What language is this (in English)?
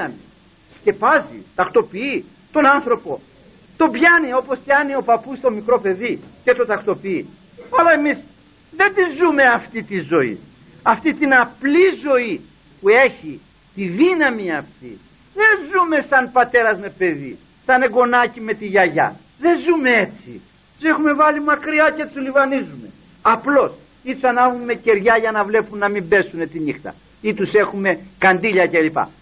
Greek